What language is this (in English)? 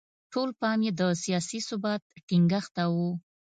Pashto